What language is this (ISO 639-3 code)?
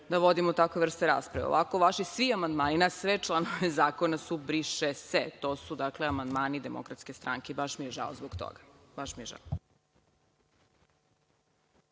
srp